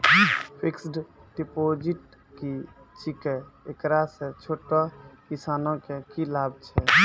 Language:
Maithili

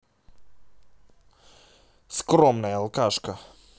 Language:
Russian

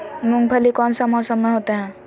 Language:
Magahi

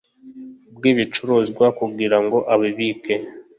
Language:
Kinyarwanda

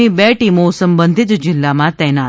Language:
Gujarati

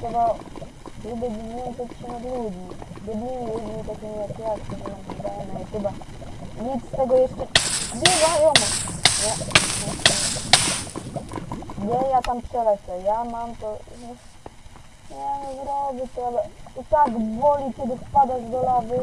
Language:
Polish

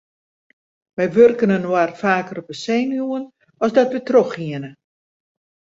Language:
Western Frisian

